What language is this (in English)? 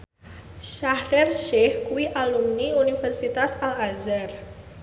Javanese